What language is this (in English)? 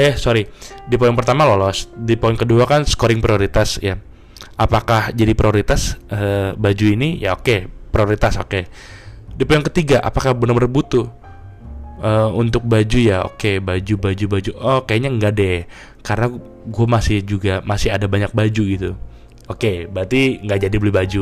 Indonesian